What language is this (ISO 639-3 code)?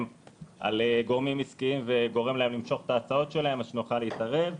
heb